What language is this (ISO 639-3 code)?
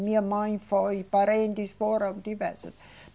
por